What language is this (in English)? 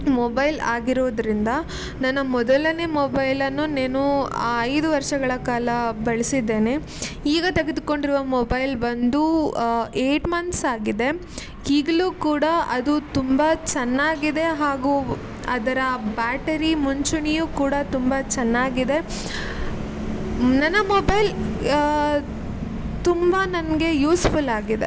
Kannada